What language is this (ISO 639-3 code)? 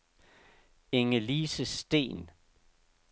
dan